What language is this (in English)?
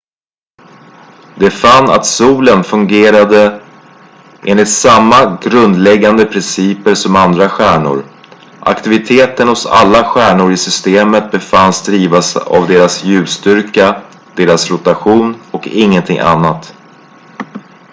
Swedish